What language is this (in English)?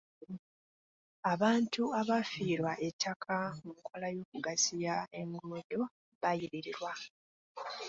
Ganda